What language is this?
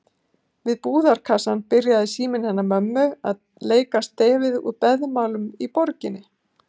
Icelandic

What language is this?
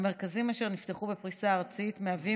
Hebrew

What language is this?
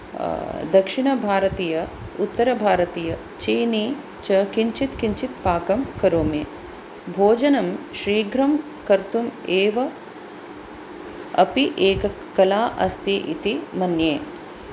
Sanskrit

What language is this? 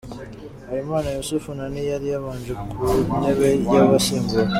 Kinyarwanda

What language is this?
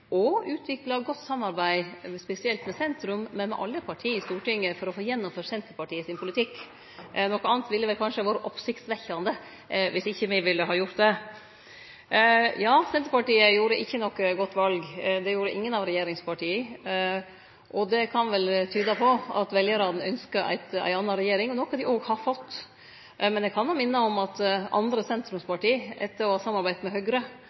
Norwegian Nynorsk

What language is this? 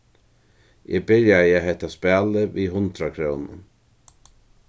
Faroese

